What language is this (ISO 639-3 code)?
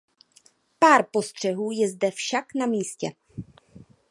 ces